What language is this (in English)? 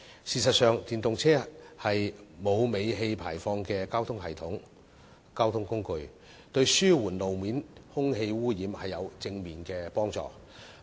Cantonese